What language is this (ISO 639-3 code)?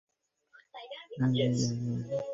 ben